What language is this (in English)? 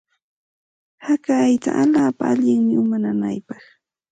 Santa Ana de Tusi Pasco Quechua